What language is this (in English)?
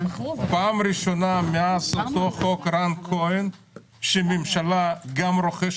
Hebrew